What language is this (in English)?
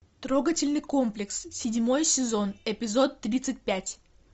Russian